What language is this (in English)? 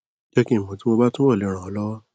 Yoruba